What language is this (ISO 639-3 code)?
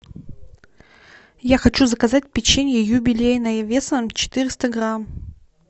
rus